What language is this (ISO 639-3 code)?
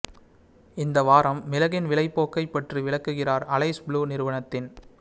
tam